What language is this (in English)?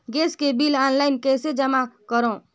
Chhattisgarhi